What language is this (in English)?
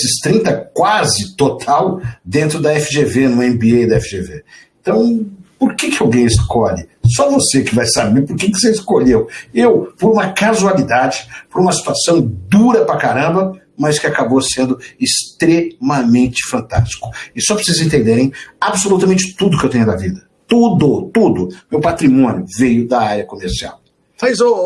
Portuguese